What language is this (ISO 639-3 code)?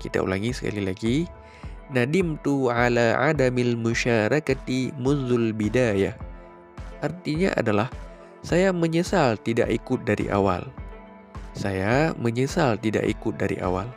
ind